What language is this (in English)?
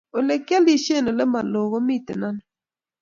Kalenjin